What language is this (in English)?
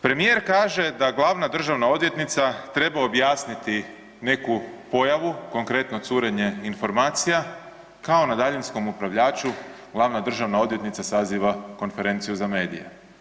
Croatian